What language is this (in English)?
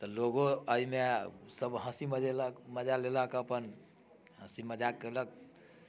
Maithili